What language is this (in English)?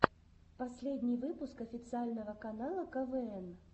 Russian